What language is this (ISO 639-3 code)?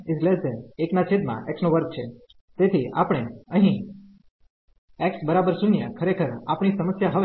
guj